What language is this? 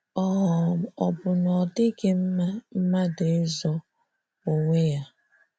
Igbo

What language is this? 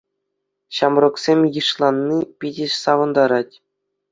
Chuvash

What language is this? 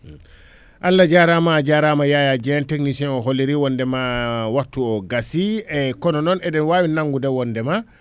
Fula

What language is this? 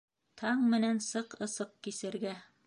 Bashkir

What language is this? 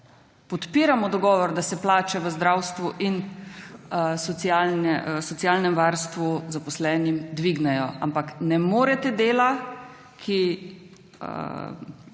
Slovenian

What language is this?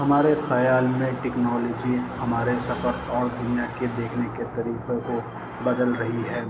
Urdu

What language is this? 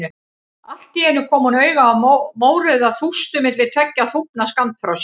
Icelandic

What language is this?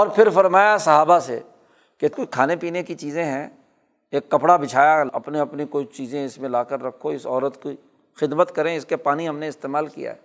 Urdu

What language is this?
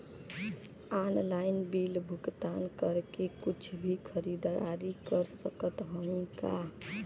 Bhojpuri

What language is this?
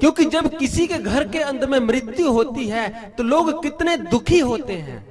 Hindi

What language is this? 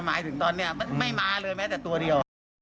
Thai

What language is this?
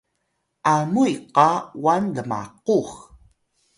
Atayal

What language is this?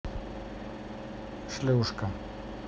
Russian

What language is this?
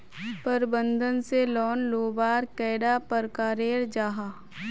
Magahi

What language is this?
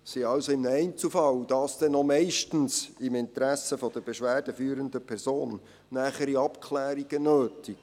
Swiss German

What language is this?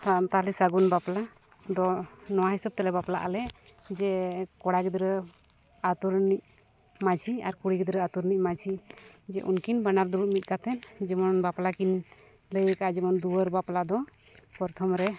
Santali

